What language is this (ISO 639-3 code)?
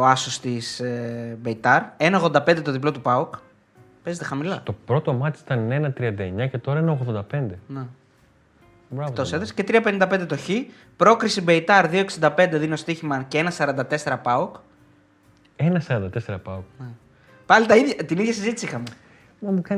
ell